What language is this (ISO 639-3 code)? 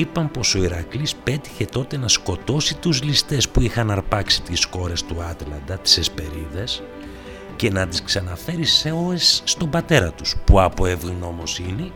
ell